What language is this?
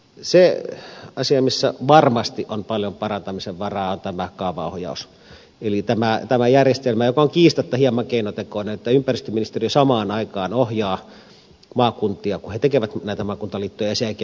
Finnish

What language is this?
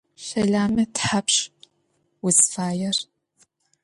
Adyghe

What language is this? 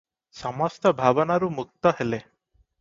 Odia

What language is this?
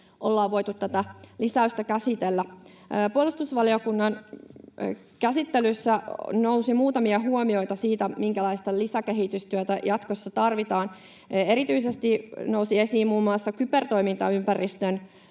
Finnish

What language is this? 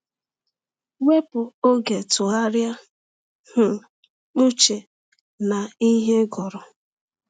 Igbo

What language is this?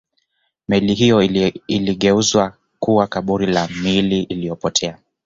Swahili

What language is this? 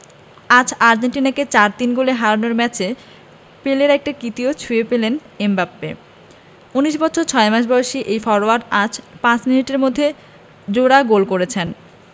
Bangla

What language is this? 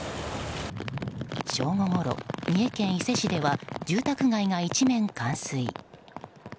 Japanese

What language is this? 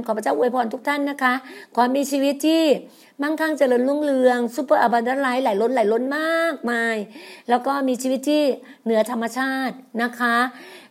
Thai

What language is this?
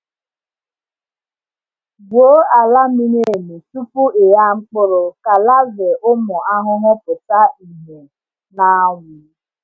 Igbo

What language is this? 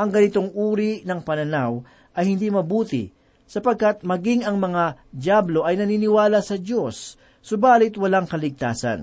Filipino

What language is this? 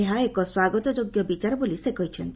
Odia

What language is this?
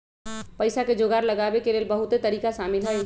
Magahi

